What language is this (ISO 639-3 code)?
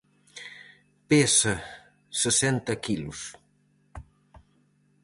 glg